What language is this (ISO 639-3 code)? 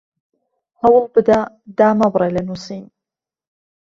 ckb